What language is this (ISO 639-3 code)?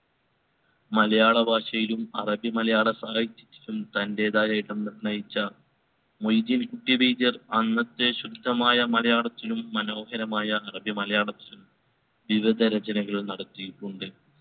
mal